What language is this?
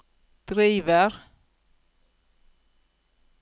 Norwegian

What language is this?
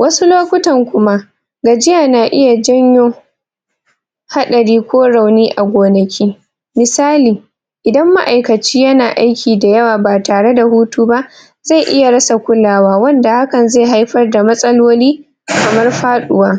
Hausa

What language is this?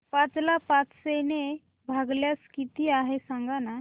Marathi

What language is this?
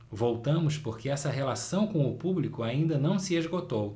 Portuguese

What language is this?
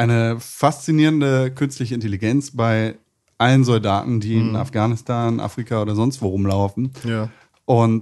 German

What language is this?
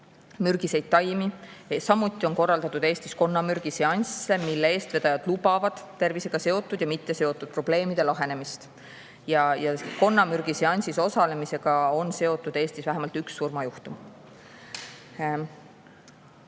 Estonian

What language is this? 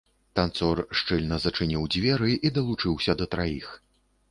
Belarusian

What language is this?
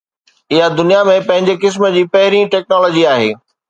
Sindhi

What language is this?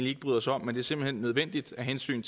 Danish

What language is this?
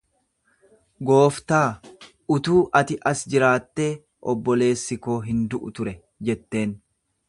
Oromo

